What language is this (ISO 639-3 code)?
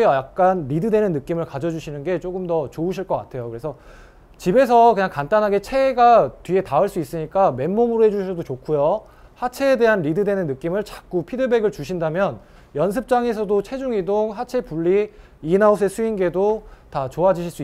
kor